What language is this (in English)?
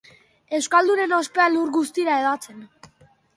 Basque